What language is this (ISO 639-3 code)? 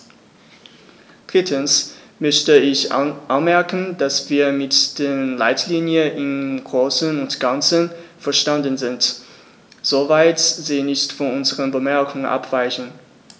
deu